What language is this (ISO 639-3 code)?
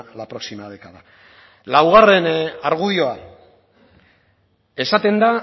eus